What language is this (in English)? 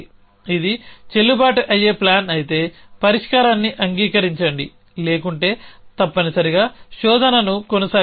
Telugu